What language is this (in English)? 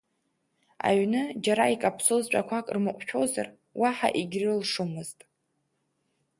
Abkhazian